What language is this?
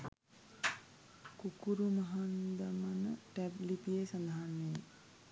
Sinhala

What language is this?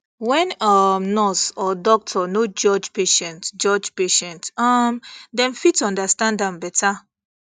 Nigerian Pidgin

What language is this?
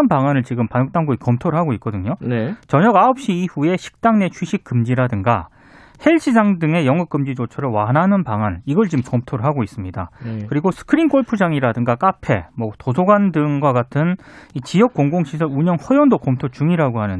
Korean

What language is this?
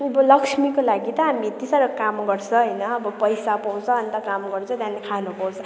Nepali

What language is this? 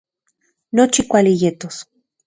Central Puebla Nahuatl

